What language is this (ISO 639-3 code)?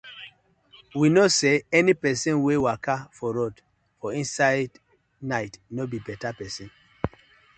pcm